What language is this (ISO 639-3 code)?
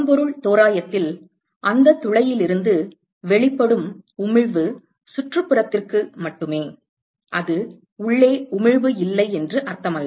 tam